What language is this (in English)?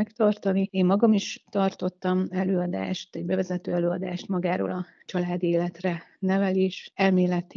Hungarian